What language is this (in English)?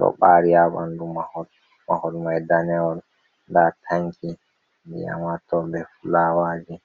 Fula